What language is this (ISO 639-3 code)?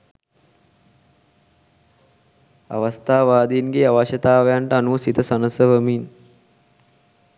sin